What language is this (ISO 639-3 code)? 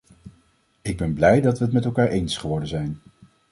nld